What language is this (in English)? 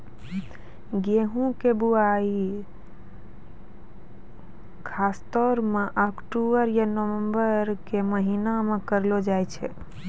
Maithili